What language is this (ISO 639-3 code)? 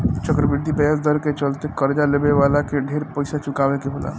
bho